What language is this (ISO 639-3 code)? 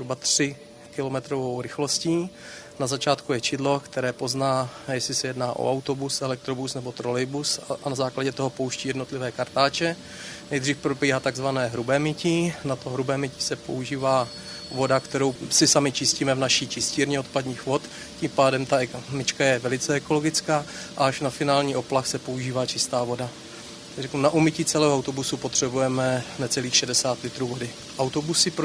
ces